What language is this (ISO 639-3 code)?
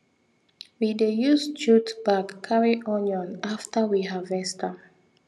pcm